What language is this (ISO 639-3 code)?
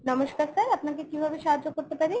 ben